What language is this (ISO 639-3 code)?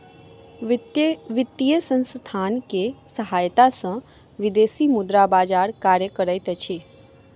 mai